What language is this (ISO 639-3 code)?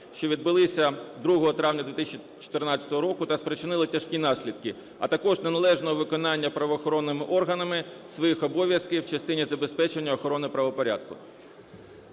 ukr